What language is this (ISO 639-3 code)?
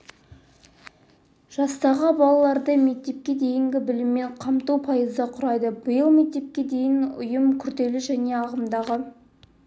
kaz